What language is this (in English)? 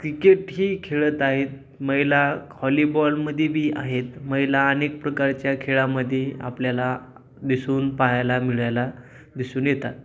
Marathi